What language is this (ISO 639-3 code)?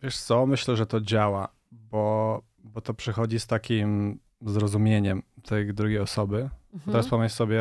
pol